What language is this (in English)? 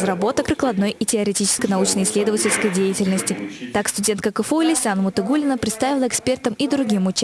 Russian